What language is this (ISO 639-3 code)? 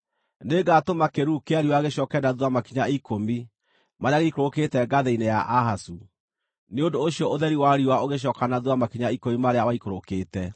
kik